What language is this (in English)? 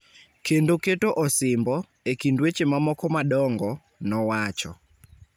Luo (Kenya and Tanzania)